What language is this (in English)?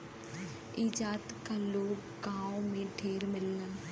Bhojpuri